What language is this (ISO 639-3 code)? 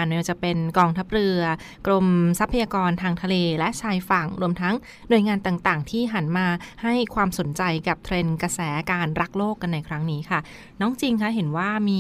tha